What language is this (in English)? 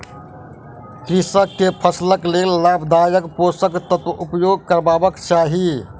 Maithili